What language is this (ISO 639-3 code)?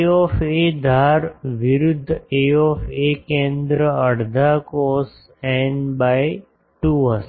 guj